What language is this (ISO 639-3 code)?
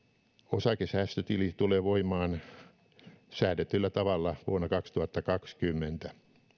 fin